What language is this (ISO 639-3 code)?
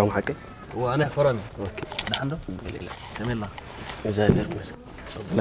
ara